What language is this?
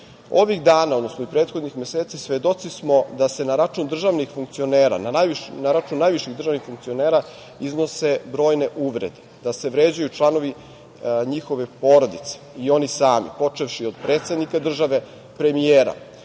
Serbian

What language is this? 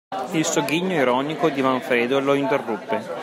Italian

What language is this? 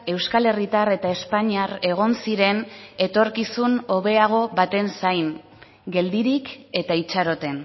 Basque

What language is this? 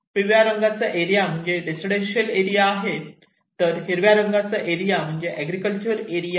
Marathi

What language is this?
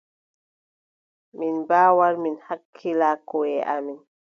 Adamawa Fulfulde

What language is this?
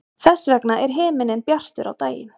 Icelandic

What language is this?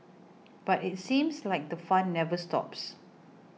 English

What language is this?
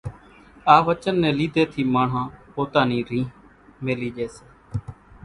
Kachi Koli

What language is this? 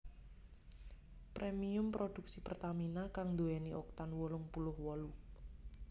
Javanese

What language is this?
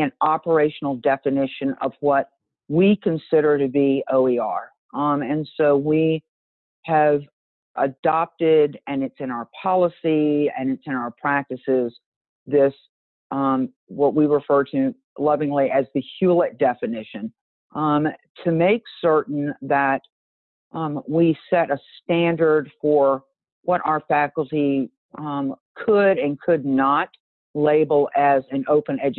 English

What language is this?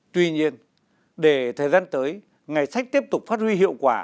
Vietnamese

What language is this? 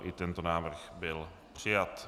Czech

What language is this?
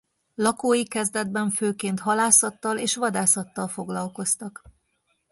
Hungarian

